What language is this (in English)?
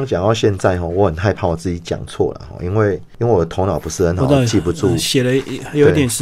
Chinese